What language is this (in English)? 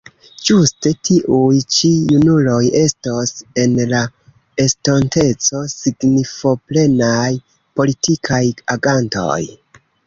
Esperanto